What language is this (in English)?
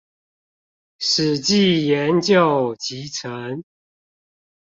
Chinese